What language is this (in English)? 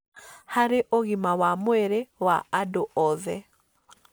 Kikuyu